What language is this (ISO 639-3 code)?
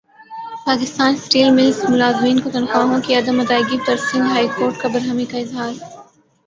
urd